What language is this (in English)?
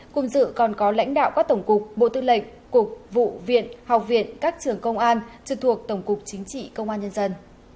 Vietnamese